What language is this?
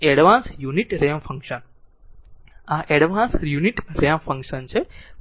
Gujarati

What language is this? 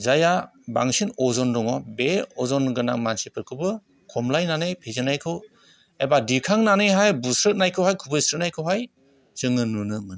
Bodo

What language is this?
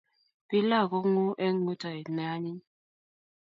Kalenjin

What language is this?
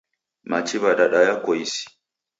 Taita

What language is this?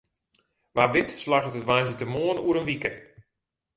Western Frisian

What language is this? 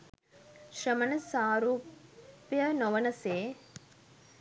Sinhala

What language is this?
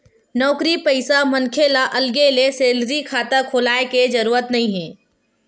Chhattisgarhi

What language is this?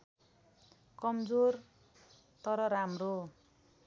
Nepali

